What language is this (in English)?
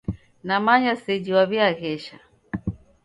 Taita